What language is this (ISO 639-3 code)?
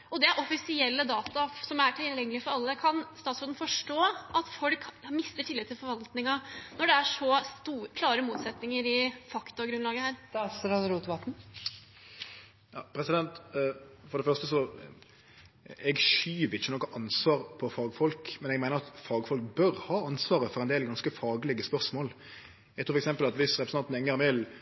nor